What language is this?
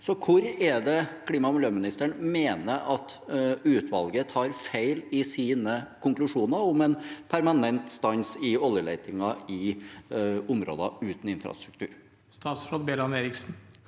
Norwegian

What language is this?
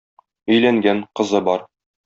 Tatar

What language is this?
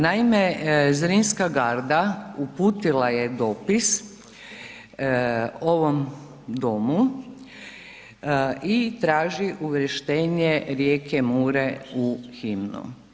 Croatian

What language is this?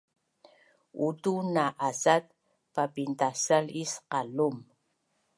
Bunun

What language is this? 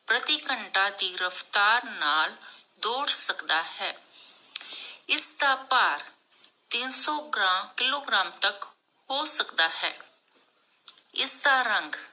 Punjabi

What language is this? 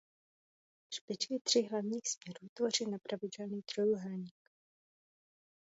Czech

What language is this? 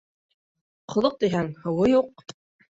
Bashkir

